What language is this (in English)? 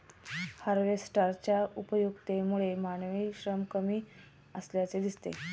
Marathi